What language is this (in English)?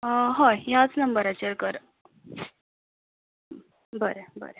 Konkani